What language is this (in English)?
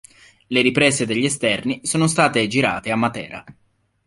Italian